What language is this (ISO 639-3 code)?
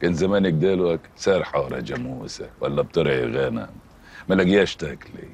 ara